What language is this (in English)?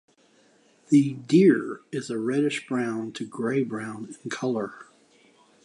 English